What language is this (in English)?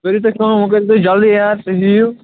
Kashmiri